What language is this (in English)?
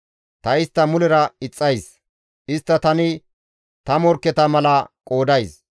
Gamo